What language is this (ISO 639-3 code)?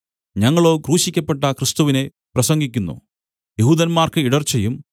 mal